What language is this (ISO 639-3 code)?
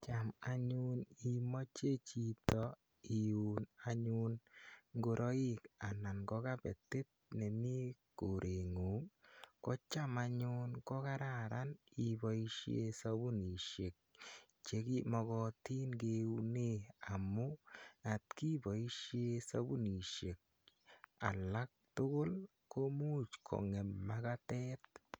kln